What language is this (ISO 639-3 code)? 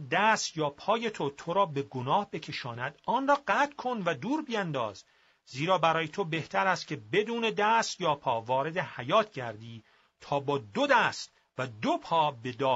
fas